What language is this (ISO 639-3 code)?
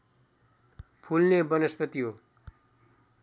nep